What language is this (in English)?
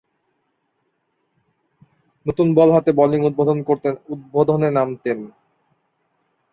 Bangla